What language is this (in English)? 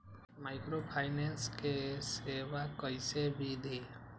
Magahi